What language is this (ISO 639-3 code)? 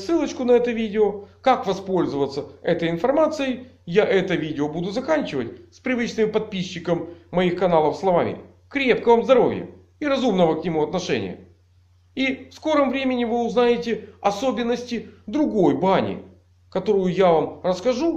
rus